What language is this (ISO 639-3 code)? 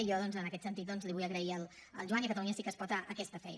cat